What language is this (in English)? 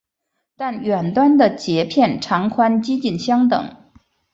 Chinese